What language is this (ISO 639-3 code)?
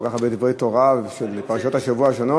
heb